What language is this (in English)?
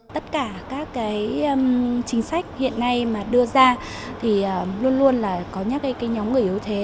Vietnamese